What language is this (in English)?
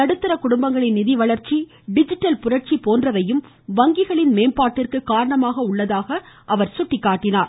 Tamil